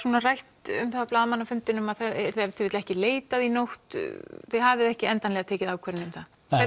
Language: Icelandic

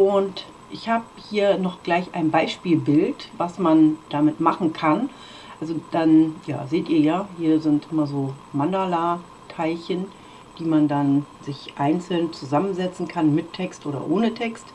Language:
German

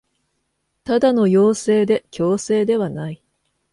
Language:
Japanese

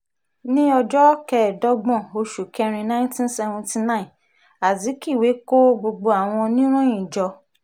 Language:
Yoruba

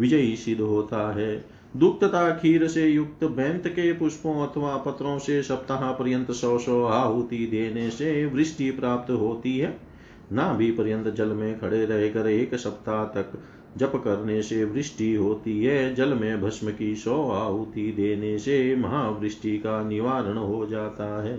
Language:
Hindi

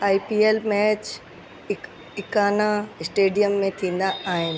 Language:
Sindhi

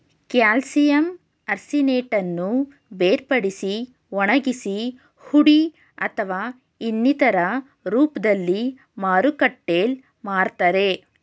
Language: Kannada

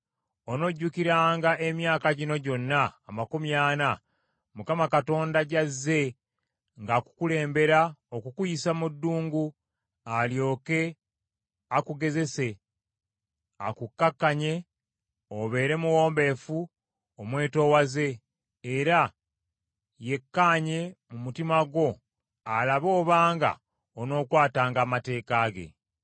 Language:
Ganda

